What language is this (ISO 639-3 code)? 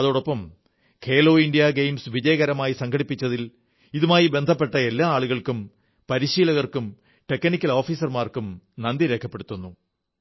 mal